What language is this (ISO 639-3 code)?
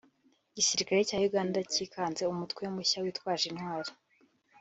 kin